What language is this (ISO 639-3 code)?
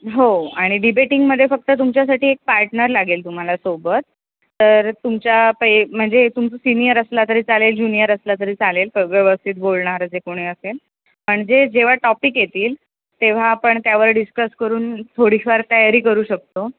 mar